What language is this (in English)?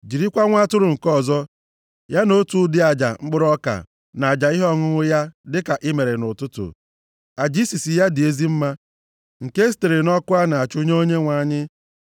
Igbo